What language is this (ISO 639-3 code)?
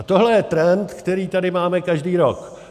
ces